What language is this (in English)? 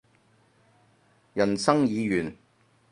Cantonese